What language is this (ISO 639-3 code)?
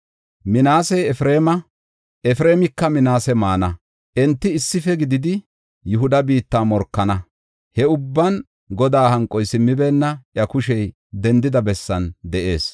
gof